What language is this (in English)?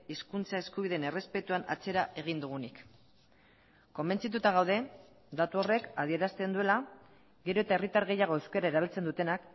Basque